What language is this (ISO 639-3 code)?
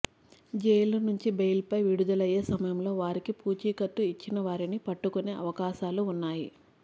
tel